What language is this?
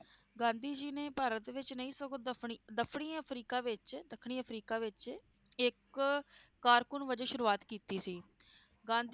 Punjabi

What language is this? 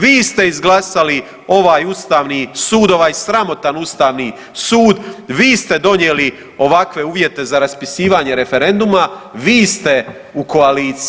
Croatian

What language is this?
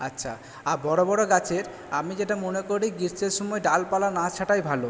Bangla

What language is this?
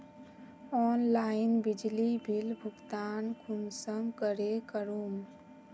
Magahi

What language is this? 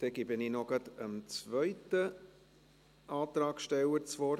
Swiss German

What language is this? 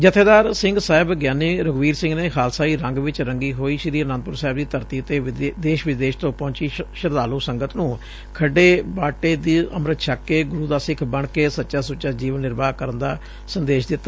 Punjabi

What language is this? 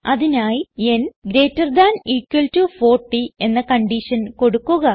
Malayalam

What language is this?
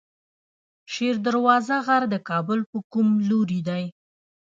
Pashto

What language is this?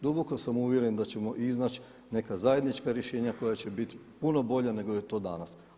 Croatian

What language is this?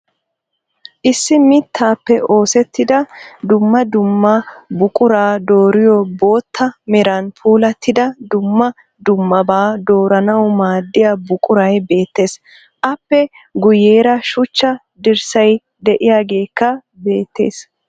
Wolaytta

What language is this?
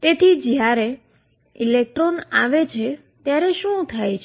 Gujarati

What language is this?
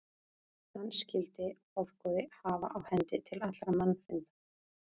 Icelandic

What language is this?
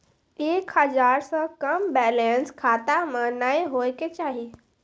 Maithili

